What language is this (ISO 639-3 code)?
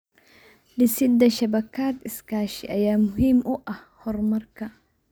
som